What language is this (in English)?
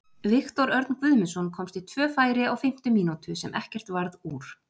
Icelandic